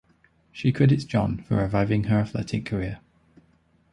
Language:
English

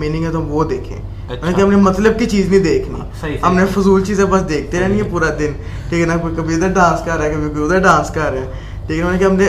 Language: Urdu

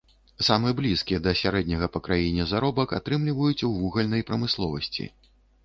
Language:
Belarusian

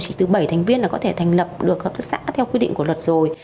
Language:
Vietnamese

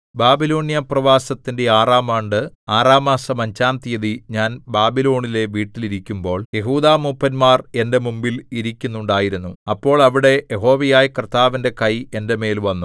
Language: Malayalam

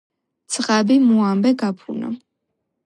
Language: Georgian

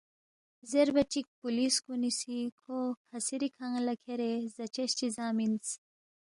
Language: Balti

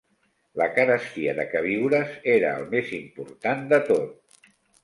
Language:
Catalan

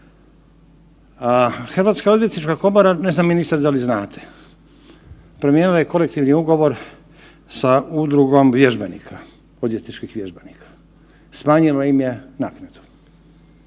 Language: Croatian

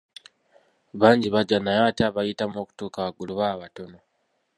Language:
Ganda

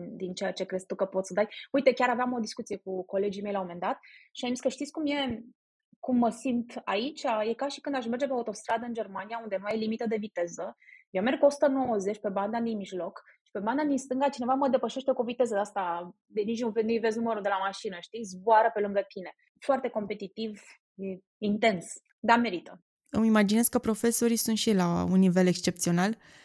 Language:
Romanian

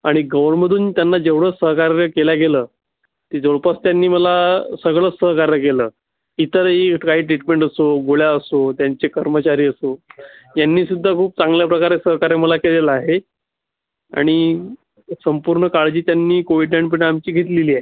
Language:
Marathi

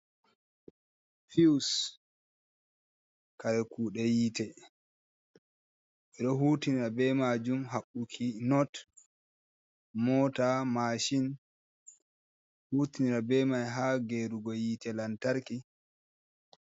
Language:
Fula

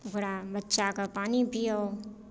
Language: Maithili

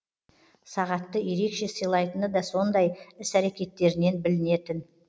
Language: Kazakh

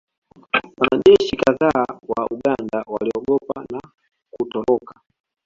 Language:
Swahili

